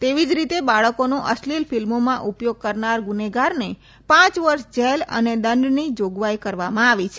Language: Gujarati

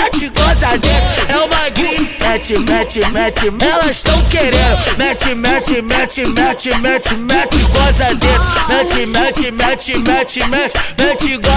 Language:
Romanian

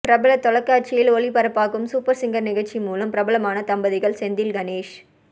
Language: Tamil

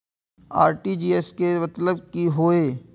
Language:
Maithili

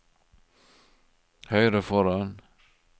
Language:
Norwegian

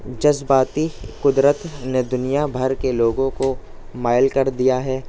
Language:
Urdu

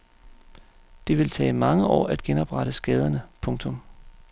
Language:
Danish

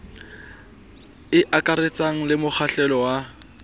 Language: Southern Sotho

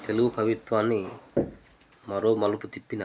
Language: Telugu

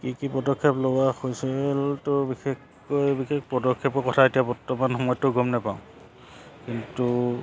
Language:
Assamese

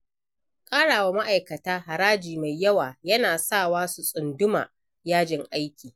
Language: Hausa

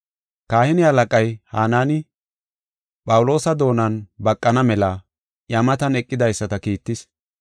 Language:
Gofa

